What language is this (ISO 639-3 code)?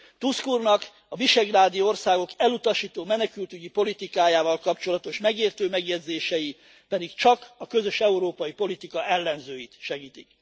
hun